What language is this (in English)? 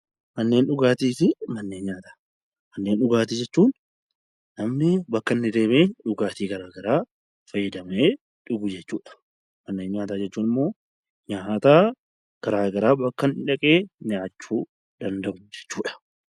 Oromo